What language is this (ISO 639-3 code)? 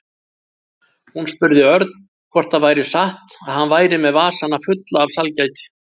isl